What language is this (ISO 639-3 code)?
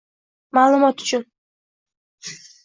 uzb